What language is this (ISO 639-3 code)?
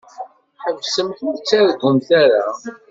kab